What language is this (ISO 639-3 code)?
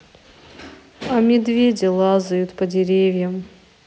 rus